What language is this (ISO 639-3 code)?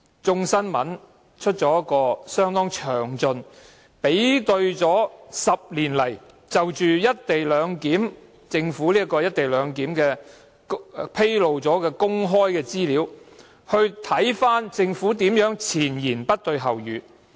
yue